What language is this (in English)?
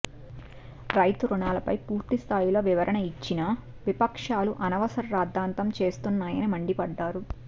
Telugu